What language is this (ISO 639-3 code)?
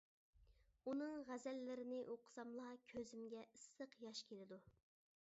uig